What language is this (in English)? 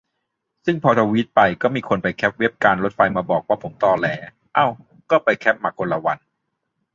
Thai